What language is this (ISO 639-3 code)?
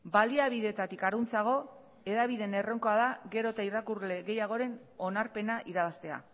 eus